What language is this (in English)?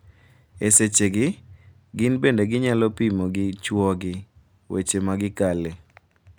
Luo (Kenya and Tanzania)